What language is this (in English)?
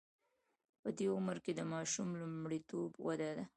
Pashto